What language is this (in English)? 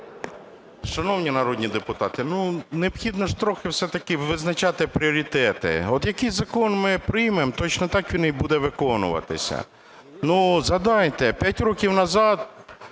Ukrainian